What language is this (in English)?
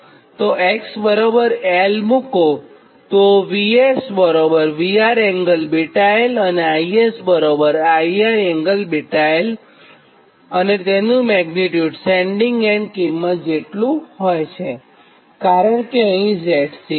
Gujarati